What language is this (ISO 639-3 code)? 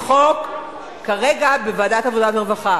heb